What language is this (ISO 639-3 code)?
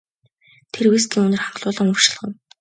mon